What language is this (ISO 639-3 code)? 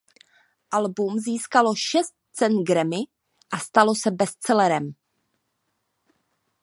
ces